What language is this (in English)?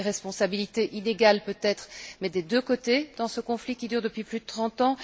French